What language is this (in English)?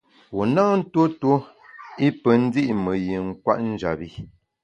Bamun